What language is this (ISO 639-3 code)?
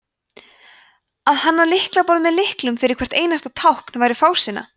isl